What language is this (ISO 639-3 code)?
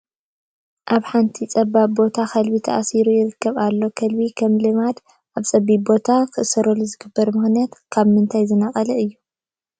tir